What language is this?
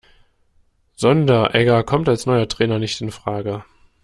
German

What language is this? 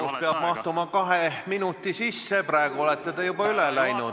Estonian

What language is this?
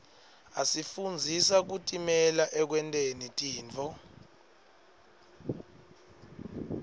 Swati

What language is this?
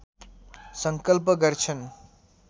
Nepali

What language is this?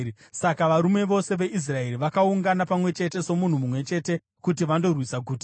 Shona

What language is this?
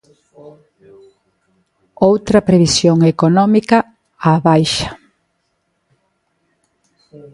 Galician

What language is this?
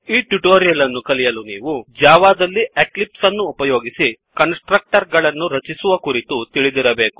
Kannada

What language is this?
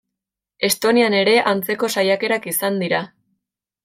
Basque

